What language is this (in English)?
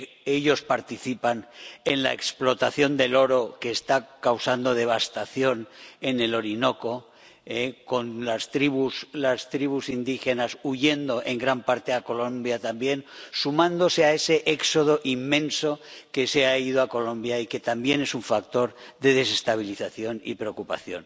Spanish